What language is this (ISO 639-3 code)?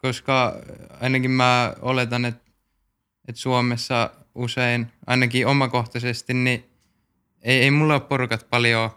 fin